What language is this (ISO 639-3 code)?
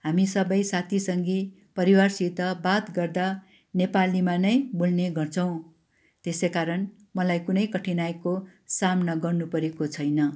nep